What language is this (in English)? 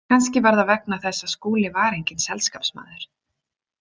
Icelandic